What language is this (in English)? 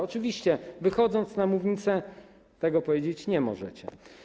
Polish